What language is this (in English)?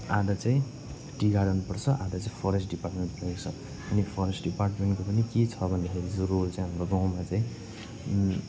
Nepali